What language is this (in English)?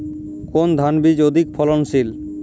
Bangla